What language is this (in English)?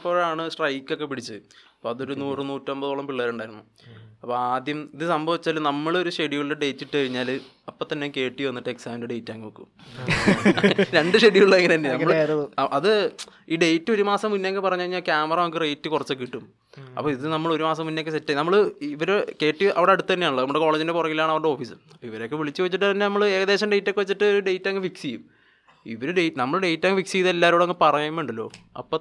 Malayalam